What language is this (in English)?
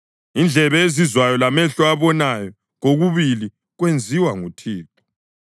North Ndebele